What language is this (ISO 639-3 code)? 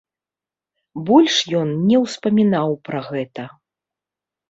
bel